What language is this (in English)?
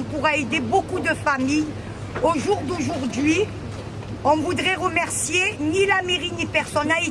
French